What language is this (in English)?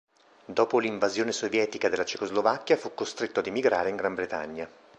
Italian